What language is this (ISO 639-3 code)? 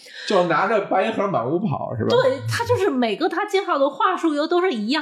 zho